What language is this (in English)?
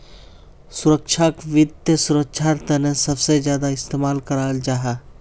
Magahi